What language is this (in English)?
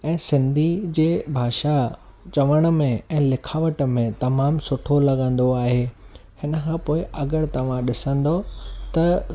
Sindhi